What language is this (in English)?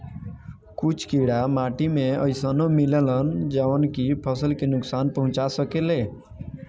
Bhojpuri